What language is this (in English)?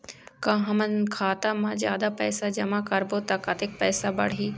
Chhattisgarhi